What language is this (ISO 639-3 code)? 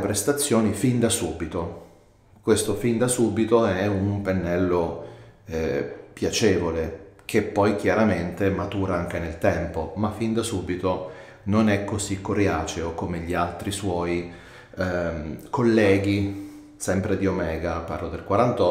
ita